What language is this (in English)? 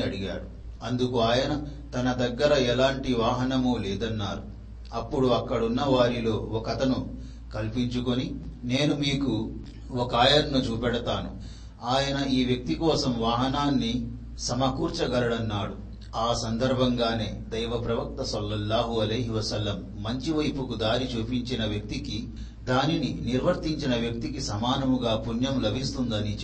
Telugu